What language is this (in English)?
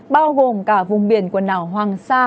Vietnamese